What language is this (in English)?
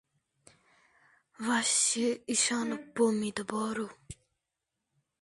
Uzbek